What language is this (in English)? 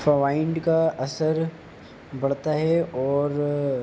Urdu